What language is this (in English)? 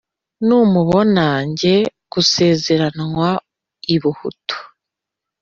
Kinyarwanda